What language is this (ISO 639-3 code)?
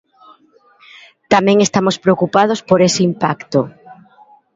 glg